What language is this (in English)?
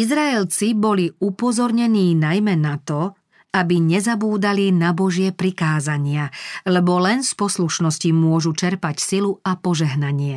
Slovak